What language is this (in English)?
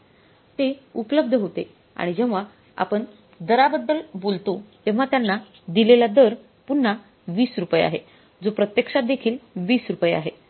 Marathi